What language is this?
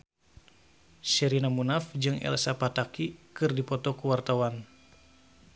Sundanese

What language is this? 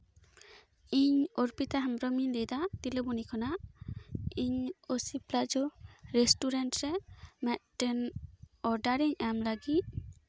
Santali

